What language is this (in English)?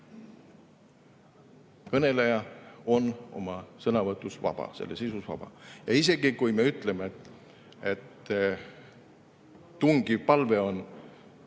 Estonian